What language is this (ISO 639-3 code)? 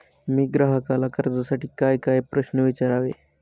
mar